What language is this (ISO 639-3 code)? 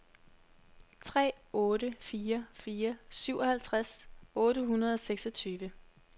dan